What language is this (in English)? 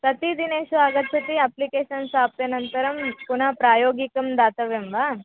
Sanskrit